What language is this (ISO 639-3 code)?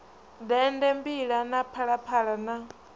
ven